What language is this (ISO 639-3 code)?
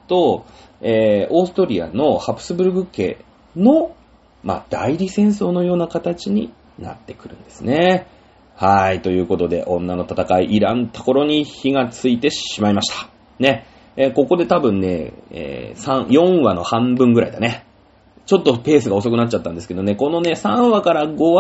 jpn